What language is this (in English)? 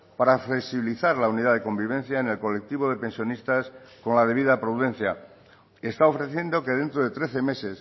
Spanish